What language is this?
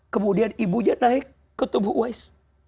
Indonesian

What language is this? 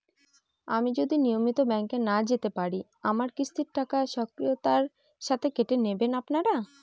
Bangla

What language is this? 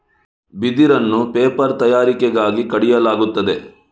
Kannada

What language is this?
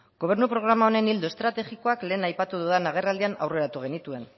Basque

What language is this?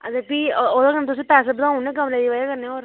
Dogri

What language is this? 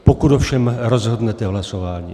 Czech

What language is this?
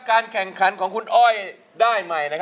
Thai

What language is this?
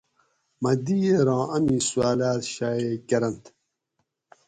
Gawri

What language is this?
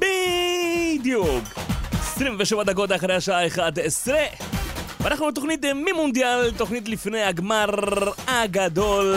Hebrew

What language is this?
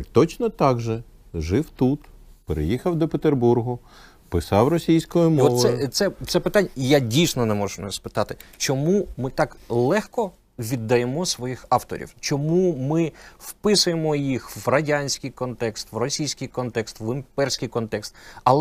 Ukrainian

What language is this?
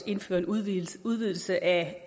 Danish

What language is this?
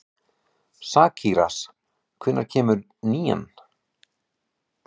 Icelandic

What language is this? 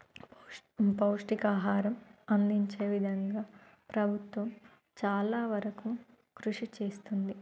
Telugu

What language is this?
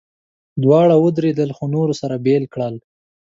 Pashto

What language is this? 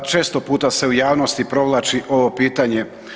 Croatian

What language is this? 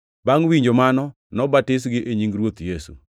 Luo (Kenya and Tanzania)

